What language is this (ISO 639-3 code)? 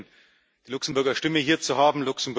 deu